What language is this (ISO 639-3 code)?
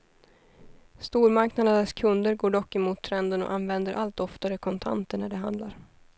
swe